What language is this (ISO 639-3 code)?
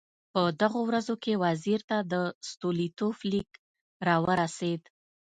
pus